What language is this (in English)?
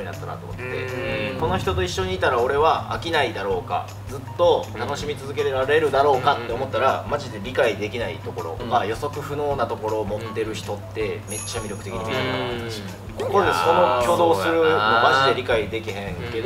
Japanese